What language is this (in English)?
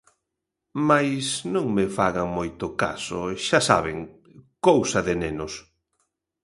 Galician